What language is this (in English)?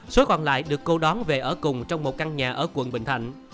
Vietnamese